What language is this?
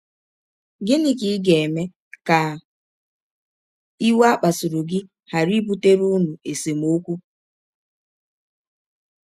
Igbo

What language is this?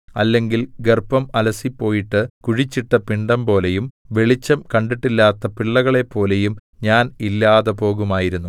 Malayalam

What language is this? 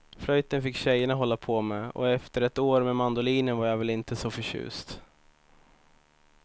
Swedish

